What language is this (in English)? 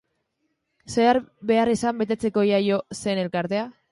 Basque